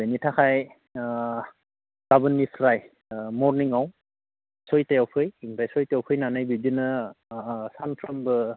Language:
Bodo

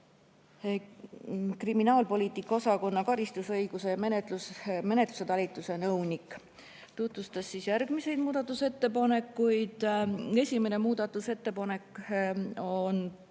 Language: Estonian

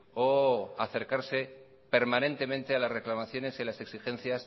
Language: Spanish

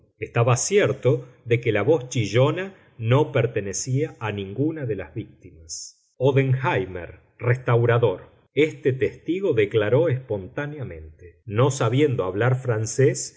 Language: Spanish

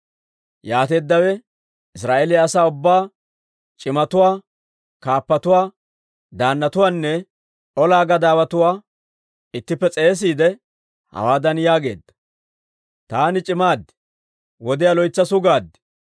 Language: Dawro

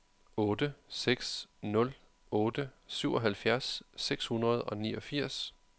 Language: Danish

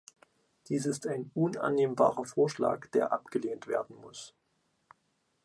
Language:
German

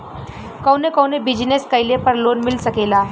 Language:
Bhojpuri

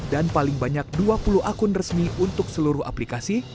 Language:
Indonesian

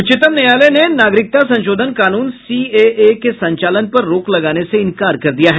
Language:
Hindi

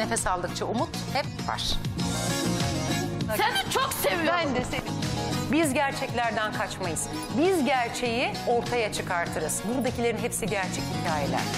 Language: Turkish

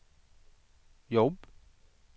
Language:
Swedish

